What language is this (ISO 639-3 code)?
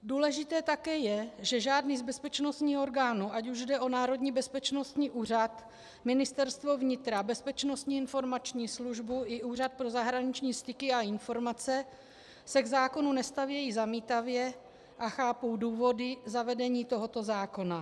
ces